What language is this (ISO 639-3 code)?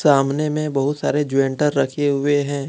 hin